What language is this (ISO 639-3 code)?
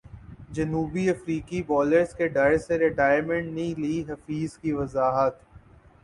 urd